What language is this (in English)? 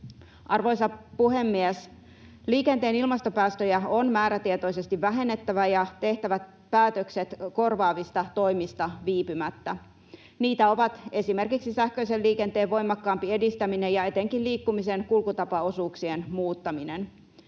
Finnish